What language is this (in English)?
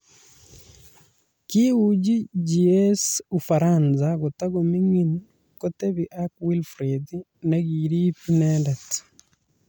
Kalenjin